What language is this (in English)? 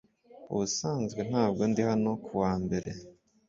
Kinyarwanda